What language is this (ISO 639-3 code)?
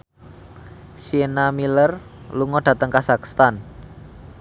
jav